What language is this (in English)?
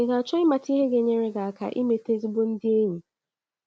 Igbo